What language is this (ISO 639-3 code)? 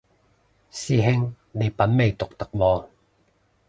yue